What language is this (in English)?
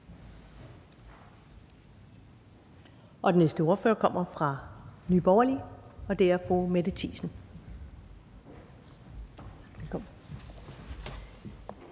Danish